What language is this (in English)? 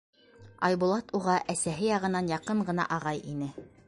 Bashkir